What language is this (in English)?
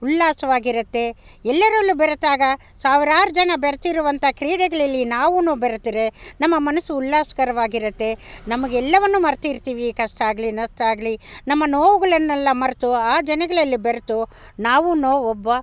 Kannada